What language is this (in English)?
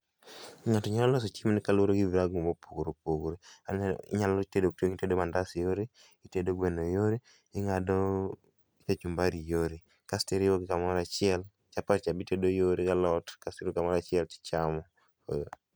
Luo (Kenya and Tanzania)